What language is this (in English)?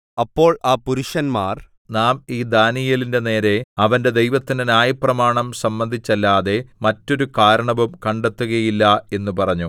Malayalam